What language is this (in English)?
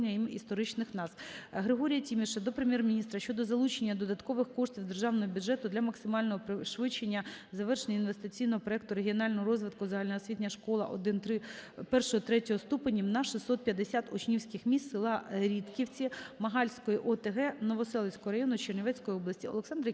Ukrainian